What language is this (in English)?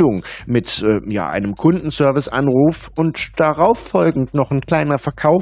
German